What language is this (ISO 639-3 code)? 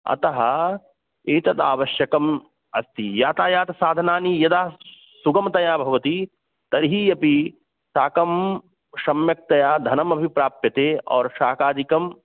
san